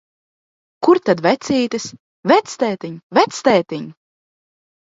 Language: Latvian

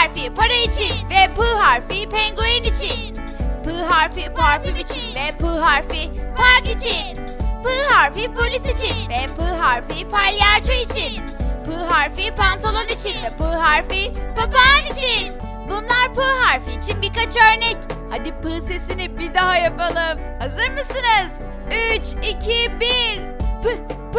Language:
Turkish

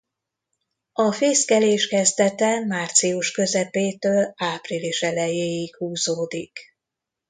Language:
Hungarian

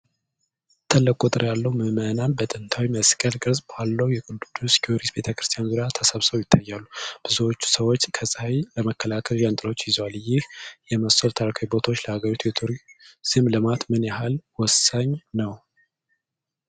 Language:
Amharic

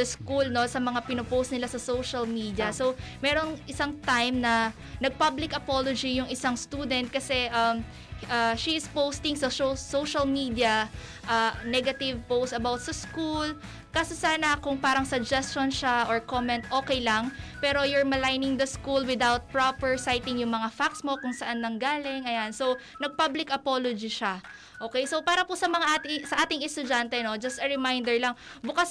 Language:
Filipino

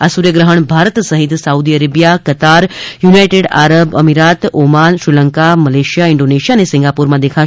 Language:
Gujarati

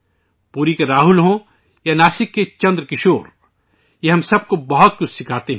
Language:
Urdu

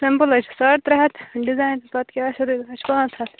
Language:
Kashmiri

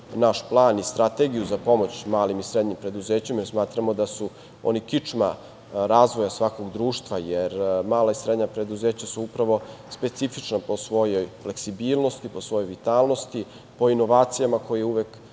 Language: Serbian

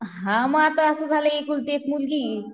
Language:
Marathi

